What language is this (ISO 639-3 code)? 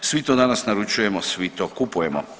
hrv